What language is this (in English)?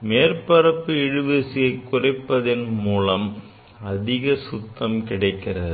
Tamil